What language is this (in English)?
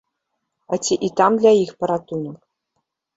Belarusian